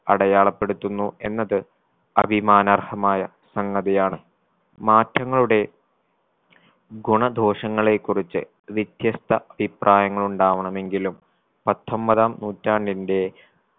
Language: Malayalam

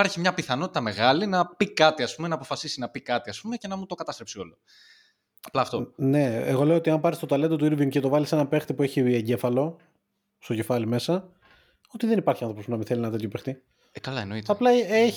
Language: Greek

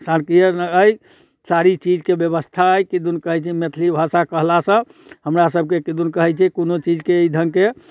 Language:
Maithili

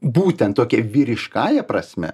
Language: Lithuanian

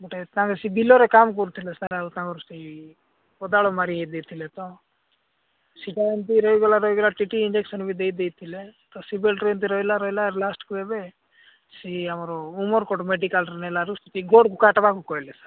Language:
Odia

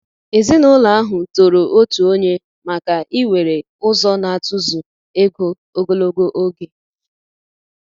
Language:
Igbo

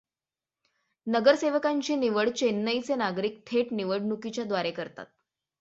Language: Marathi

